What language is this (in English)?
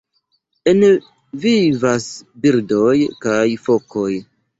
Esperanto